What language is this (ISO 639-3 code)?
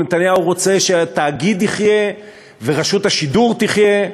heb